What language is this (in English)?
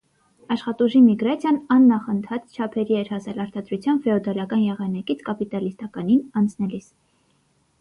Armenian